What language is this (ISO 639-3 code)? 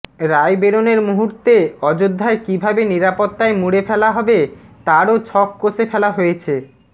ben